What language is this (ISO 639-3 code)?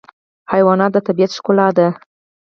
pus